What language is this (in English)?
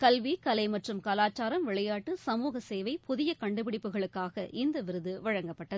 Tamil